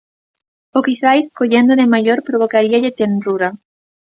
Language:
Galician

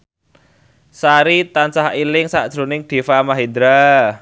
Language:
Javanese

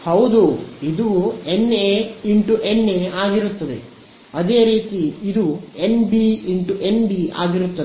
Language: Kannada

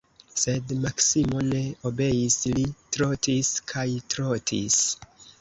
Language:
Esperanto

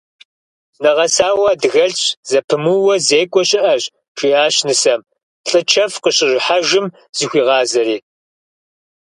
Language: Kabardian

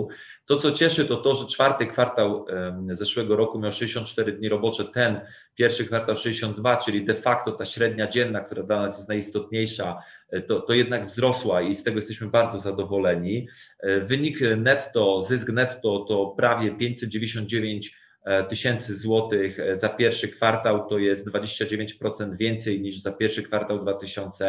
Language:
Polish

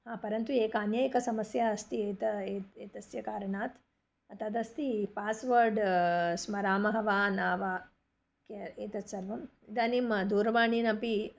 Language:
Sanskrit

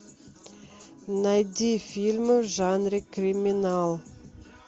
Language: Russian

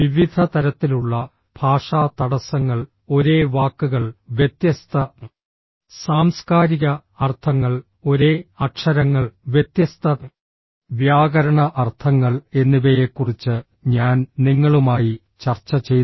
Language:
Malayalam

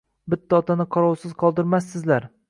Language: Uzbek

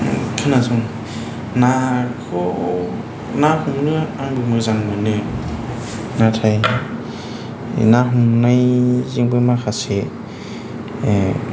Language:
Bodo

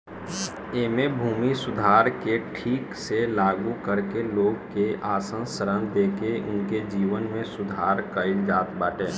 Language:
Bhojpuri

